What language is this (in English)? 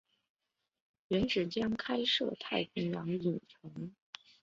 Chinese